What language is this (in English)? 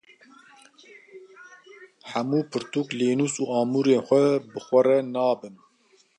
Kurdish